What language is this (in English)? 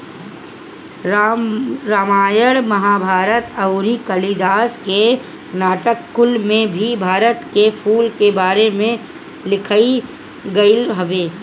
Bhojpuri